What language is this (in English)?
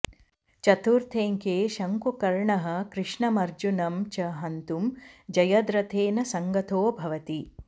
Sanskrit